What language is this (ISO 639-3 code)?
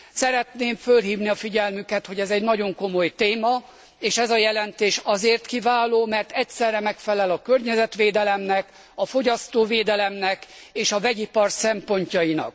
hun